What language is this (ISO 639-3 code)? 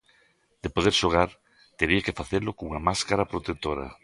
glg